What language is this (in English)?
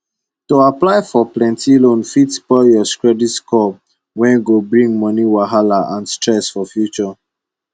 Nigerian Pidgin